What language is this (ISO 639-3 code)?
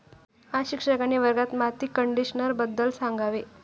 mar